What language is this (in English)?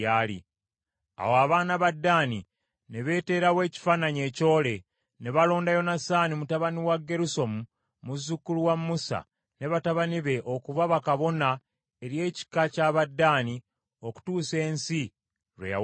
Ganda